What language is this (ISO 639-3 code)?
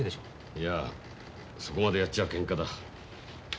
jpn